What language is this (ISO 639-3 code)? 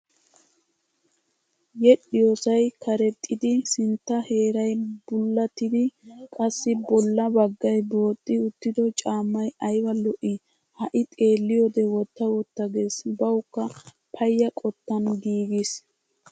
wal